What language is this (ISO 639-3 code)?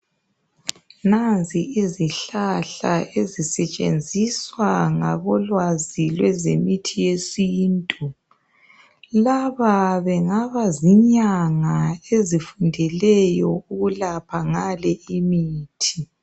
nde